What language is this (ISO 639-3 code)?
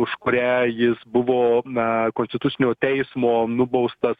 lit